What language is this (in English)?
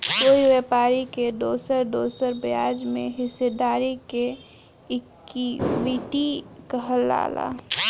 Bhojpuri